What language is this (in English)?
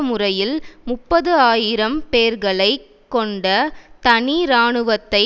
Tamil